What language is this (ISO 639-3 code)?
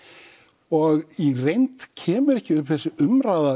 isl